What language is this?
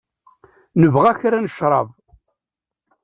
Kabyle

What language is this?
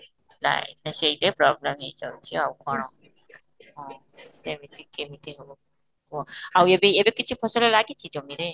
Odia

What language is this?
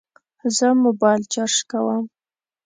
Pashto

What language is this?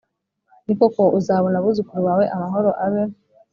Kinyarwanda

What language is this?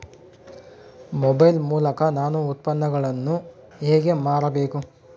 Kannada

